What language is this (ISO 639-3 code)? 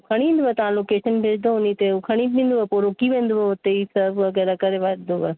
snd